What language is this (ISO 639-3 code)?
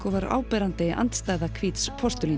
isl